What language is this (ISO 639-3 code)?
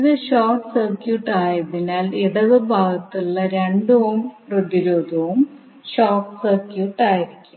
mal